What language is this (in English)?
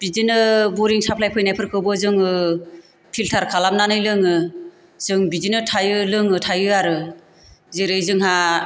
Bodo